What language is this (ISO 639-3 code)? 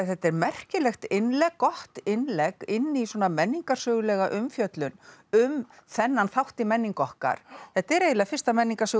isl